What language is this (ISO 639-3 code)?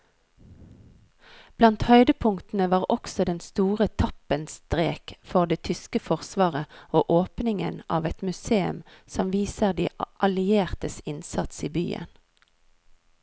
nor